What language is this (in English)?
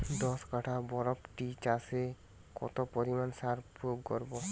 Bangla